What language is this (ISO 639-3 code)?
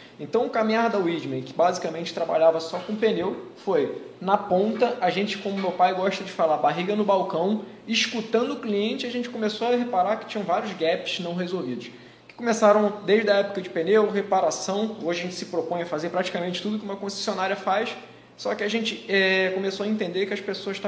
por